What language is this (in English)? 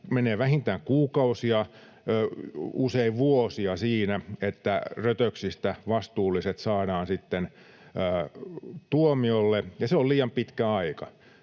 Finnish